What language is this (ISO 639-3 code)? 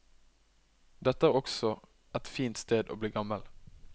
nor